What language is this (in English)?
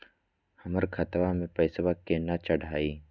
Magahi